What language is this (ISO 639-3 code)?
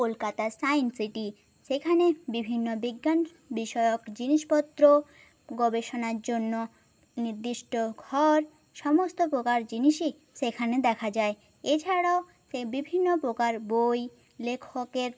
ben